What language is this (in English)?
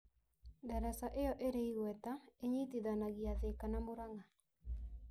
Kikuyu